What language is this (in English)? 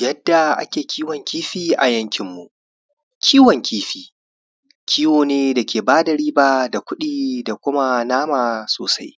Hausa